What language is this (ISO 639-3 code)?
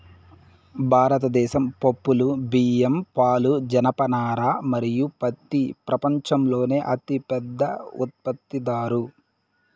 tel